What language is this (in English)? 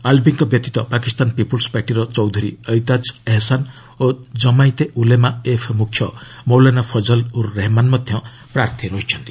Odia